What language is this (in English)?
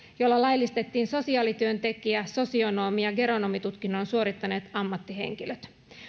Finnish